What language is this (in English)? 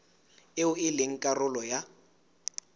Southern Sotho